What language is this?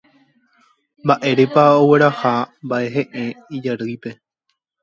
Guarani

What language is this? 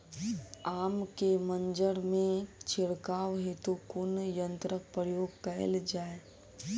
Maithili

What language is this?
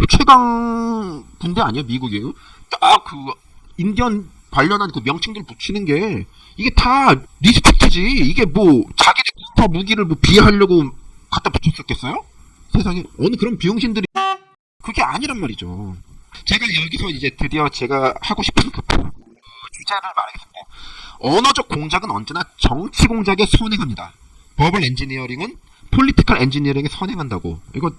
Korean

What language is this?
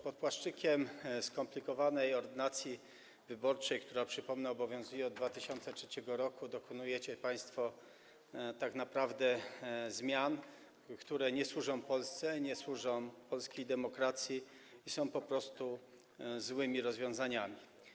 Polish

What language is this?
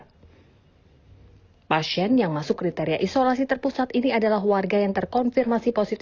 Indonesian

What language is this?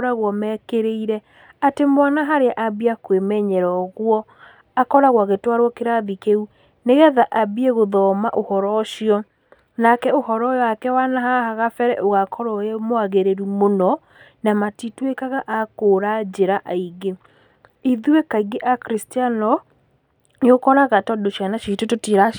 Kikuyu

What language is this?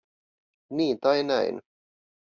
Finnish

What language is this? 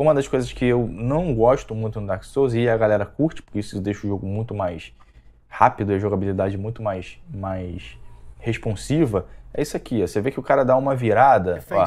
Portuguese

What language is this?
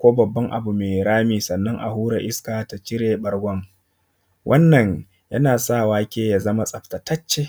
Hausa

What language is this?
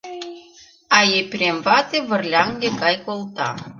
Mari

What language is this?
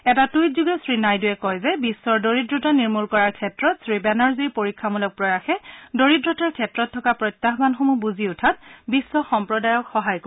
Assamese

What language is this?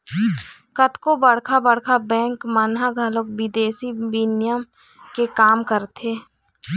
Chhattisgarhi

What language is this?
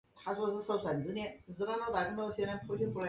Chinese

